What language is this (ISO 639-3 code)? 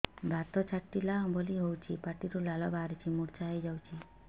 ori